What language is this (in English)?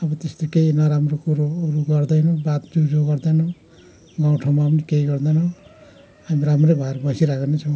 Nepali